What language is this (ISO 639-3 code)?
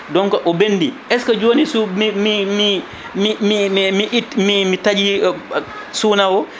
ful